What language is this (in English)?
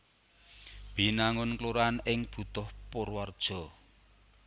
Javanese